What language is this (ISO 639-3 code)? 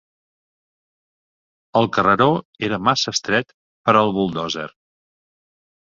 cat